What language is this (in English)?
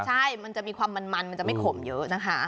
Thai